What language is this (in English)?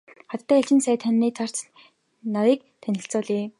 Mongolian